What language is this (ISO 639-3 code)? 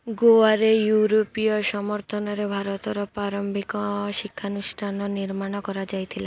ori